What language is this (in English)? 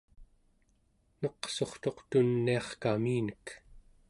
Central Yupik